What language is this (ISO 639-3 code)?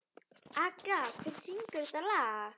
isl